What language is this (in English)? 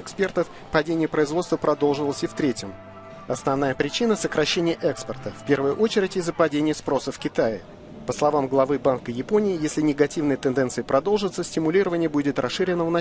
Russian